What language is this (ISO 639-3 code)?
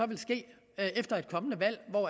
dan